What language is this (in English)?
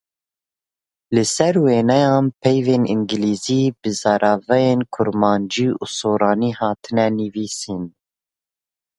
Kurdish